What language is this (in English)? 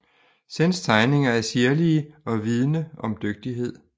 Danish